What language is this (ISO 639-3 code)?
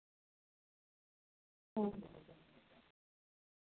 sat